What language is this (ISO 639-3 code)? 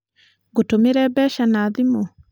kik